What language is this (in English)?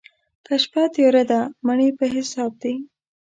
Pashto